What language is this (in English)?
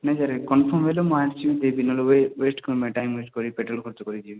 Odia